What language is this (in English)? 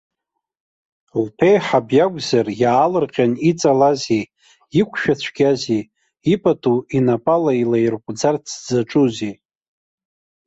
Abkhazian